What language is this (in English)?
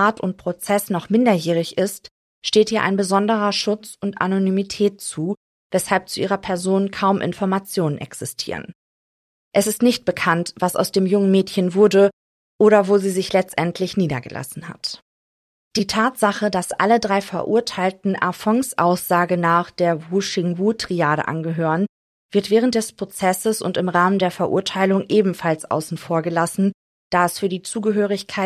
German